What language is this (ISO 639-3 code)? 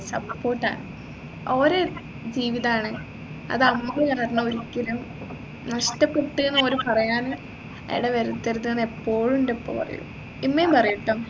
mal